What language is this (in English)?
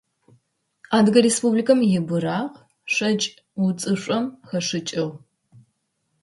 Adyghe